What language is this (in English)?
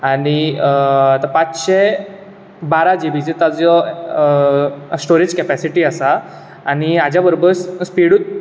Konkani